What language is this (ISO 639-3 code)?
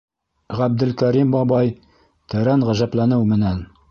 bak